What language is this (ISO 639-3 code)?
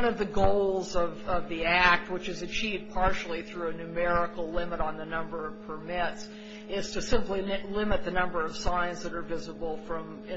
eng